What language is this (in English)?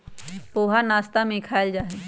Magahi